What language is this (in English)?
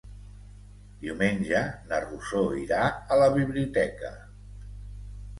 Catalan